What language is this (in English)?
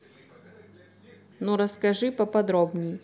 Russian